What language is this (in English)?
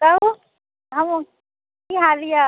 Maithili